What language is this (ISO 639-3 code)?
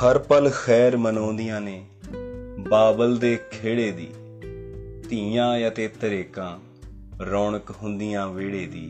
hin